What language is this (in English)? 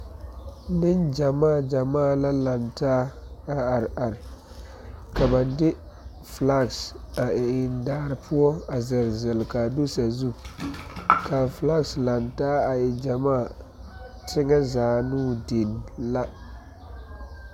Southern Dagaare